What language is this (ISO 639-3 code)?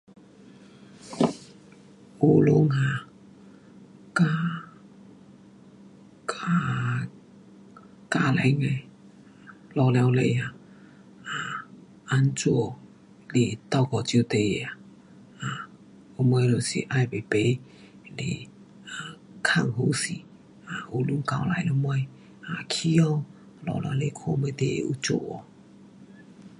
cpx